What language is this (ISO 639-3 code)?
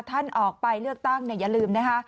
tha